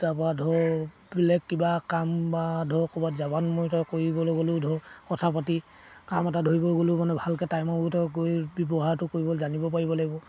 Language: Assamese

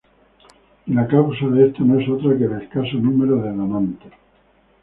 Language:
Spanish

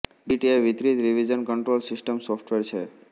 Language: Gujarati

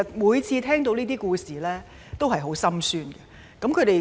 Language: Cantonese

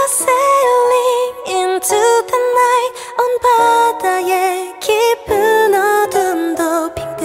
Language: Korean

